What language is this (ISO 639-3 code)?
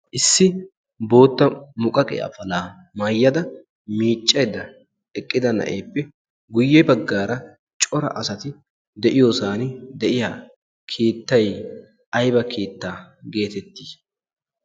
wal